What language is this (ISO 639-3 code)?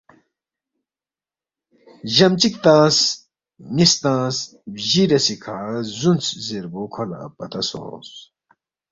bft